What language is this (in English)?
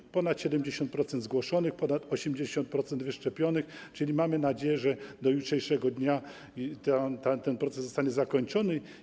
Polish